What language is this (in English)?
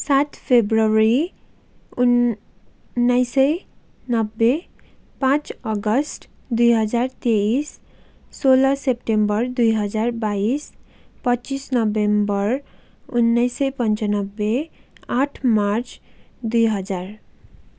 Nepali